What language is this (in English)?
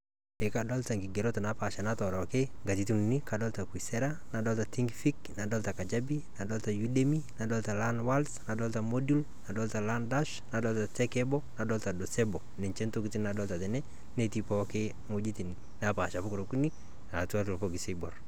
Masai